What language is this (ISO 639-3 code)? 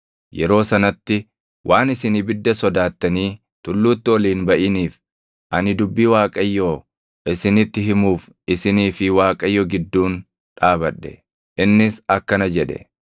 orm